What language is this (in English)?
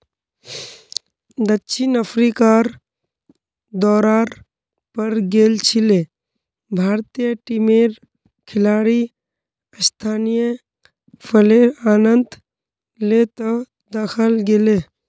Magahi